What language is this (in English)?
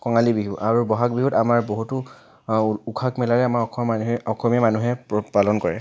Assamese